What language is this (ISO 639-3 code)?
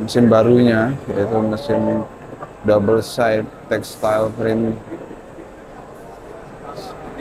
ind